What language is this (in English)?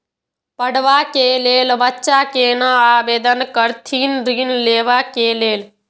Maithili